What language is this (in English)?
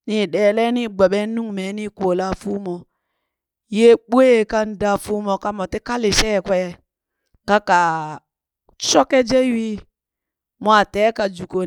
Burak